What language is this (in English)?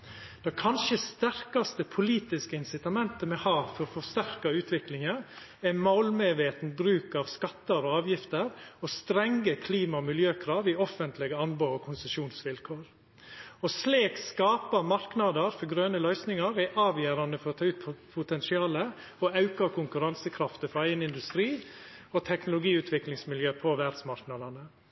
Norwegian Nynorsk